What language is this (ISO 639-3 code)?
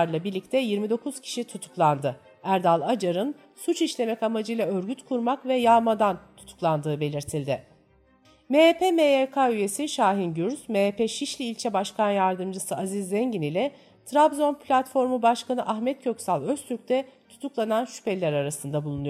tur